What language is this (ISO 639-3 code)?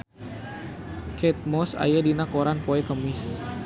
sun